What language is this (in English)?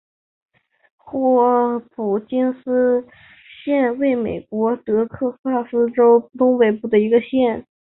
Chinese